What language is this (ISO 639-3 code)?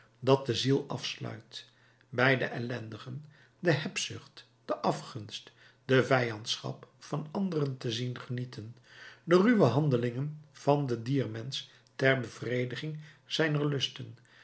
nld